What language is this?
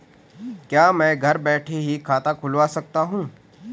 Hindi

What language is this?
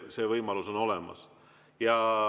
Estonian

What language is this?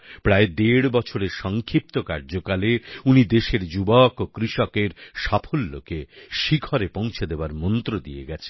Bangla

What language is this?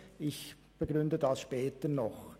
Swiss German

